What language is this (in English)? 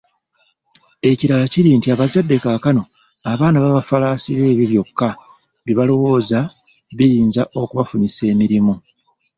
Ganda